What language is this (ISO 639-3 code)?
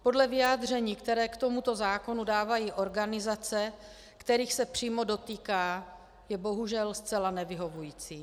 ces